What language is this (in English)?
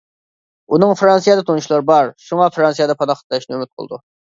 Uyghur